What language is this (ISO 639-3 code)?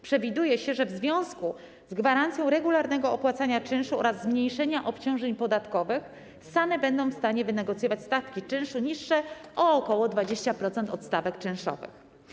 pol